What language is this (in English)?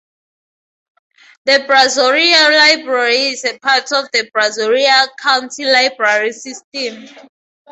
English